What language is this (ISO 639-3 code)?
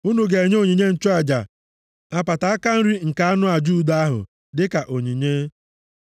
ibo